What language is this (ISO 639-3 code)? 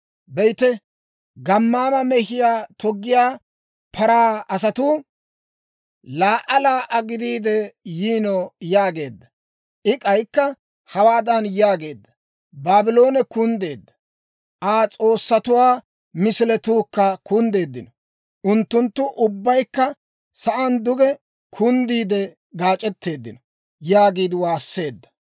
dwr